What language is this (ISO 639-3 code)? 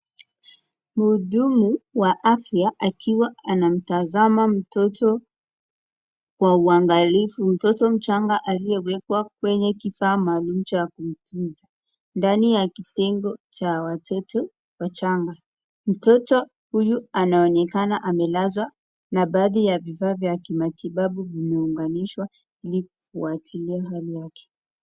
swa